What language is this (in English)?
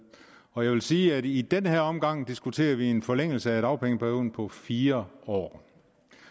Danish